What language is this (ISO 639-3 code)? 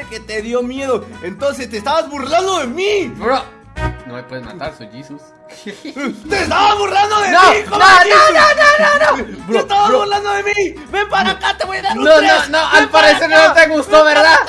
spa